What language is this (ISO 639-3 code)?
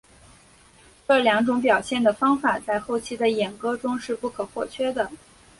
zho